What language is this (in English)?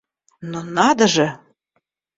Russian